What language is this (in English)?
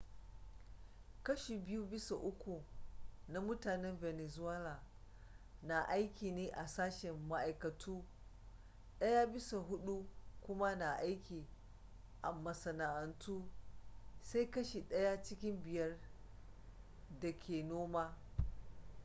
Hausa